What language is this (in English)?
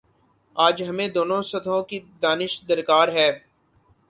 Urdu